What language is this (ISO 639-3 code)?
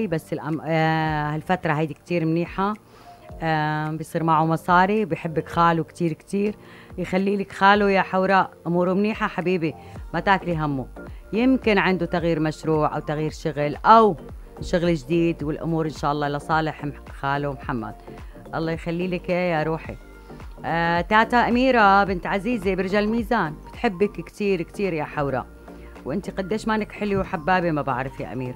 ara